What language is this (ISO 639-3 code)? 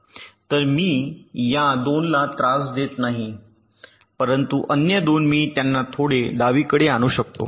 mar